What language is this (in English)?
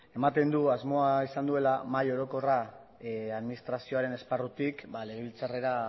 Basque